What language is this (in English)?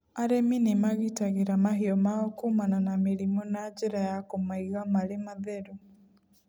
Kikuyu